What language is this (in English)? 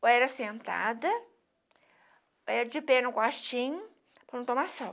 Portuguese